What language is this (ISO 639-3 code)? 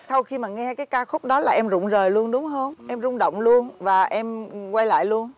vie